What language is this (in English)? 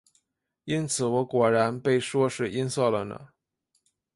Chinese